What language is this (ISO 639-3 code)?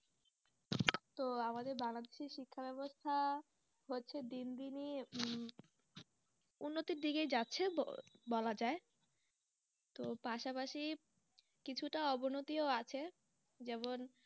ben